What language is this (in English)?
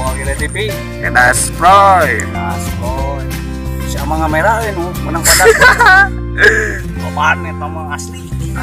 Indonesian